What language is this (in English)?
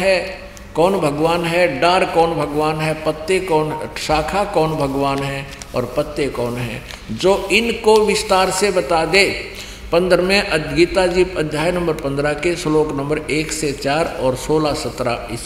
Hindi